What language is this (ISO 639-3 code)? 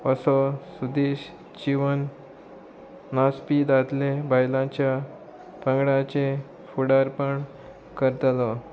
kok